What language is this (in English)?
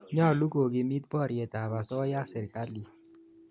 Kalenjin